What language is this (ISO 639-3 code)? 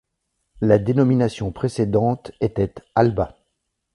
fra